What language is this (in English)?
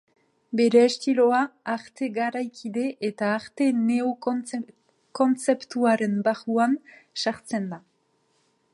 Basque